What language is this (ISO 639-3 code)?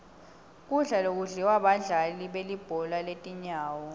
ssw